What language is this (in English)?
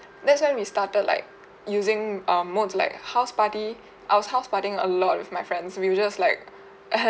English